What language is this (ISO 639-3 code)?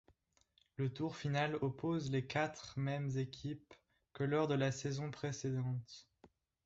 fra